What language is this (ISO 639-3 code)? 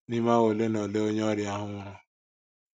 ibo